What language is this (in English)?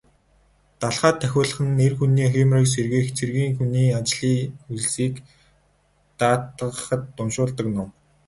Mongolian